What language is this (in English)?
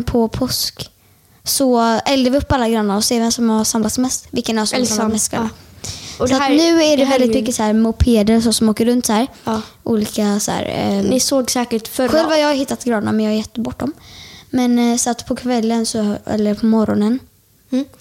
Swedish